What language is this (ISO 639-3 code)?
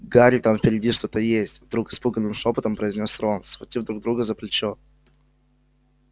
rus